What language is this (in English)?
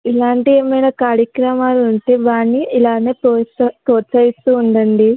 Telugu